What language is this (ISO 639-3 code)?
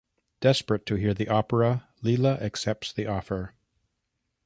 eng